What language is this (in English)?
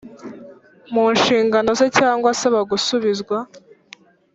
Kinyarwanda